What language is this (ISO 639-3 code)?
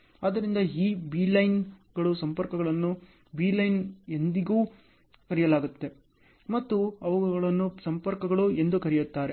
kan